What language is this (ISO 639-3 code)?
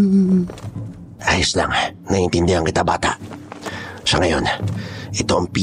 fil